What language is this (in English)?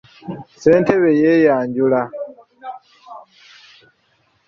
Ganda